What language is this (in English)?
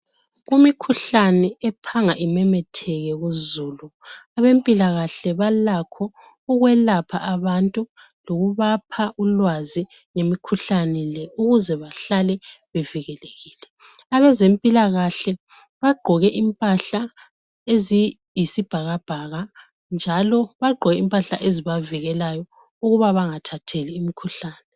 North Ndebele